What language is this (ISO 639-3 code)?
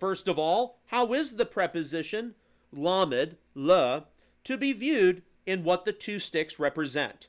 eng